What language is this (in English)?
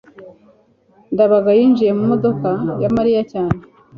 Kinyarwanda